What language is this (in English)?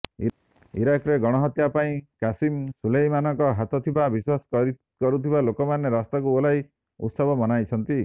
Odia